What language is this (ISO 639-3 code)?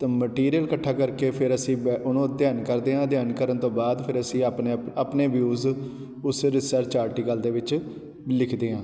pan